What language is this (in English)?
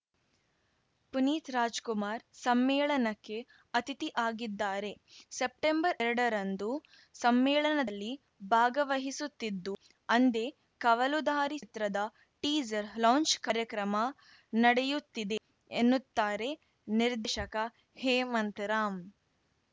Kannada